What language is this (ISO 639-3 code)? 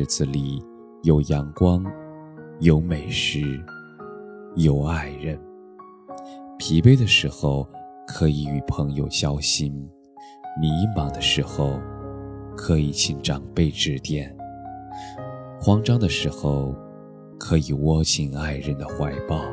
zho